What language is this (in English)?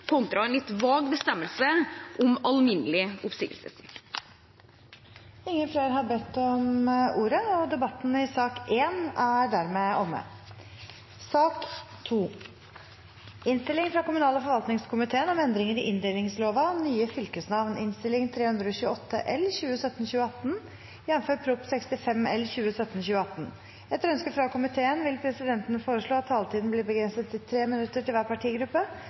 Norwegian Bokmål